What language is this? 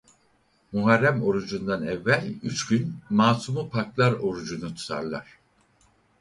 Turkish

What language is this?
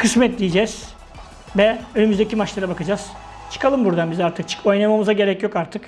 Turkish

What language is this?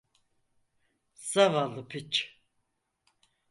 Turkish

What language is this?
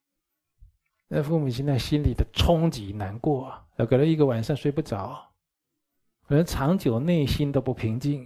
Chinese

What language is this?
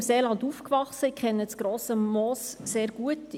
Swiss German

